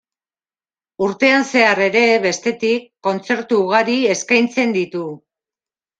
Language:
Basque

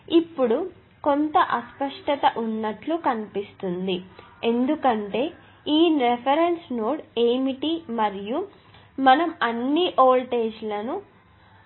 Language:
Telugu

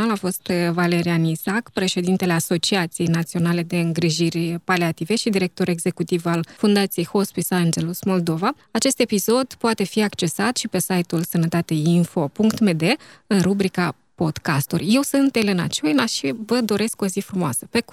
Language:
Romanian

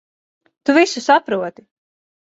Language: Latvian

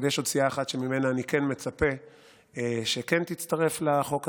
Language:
Hebrew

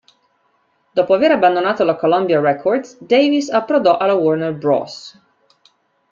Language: Italian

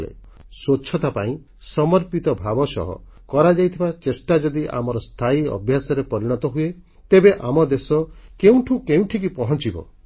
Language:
Odia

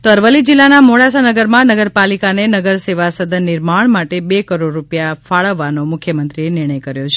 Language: Gujarati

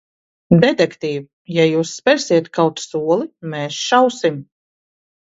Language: Latvian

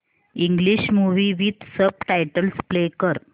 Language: Marathi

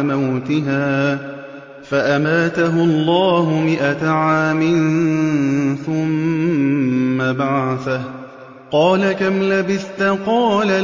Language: Arabic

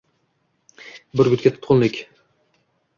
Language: Uzbek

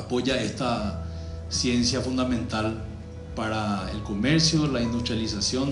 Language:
Spanish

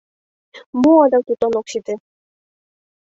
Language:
Mari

